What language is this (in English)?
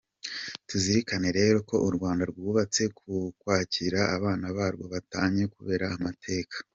Kinyarwanda